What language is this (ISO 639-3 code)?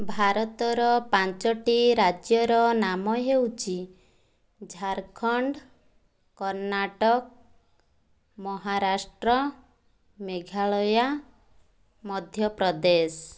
ori